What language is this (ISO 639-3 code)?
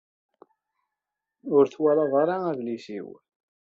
kab